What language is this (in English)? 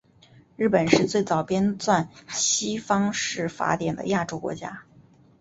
Chinese